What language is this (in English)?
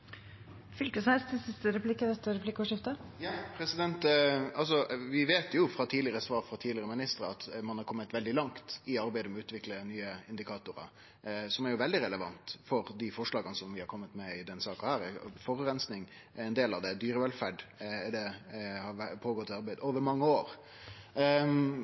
Norwegian Nynorsk